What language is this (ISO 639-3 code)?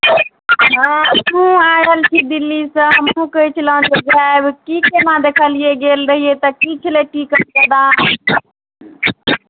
mai